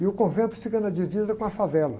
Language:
Portuguese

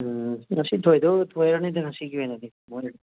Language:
Manipuri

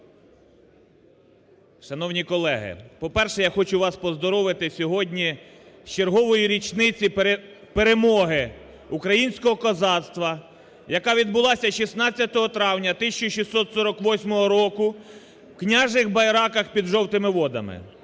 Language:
Ukrainian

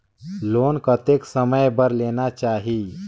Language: Chhattisgarhi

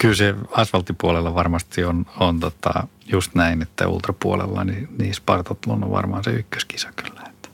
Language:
Finnish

